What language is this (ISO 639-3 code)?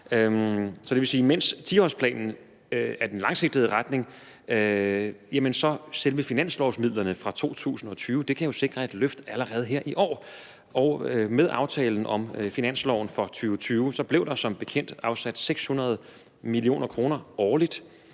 dan